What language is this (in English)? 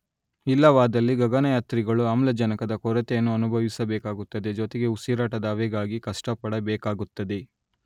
Kannada